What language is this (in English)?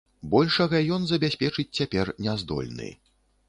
Belarusian